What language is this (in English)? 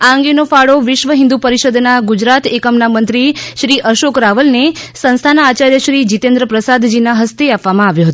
Gujarati